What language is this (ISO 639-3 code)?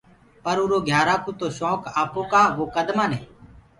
ggg